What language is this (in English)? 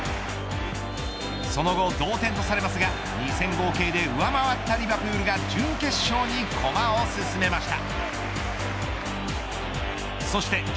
Japanese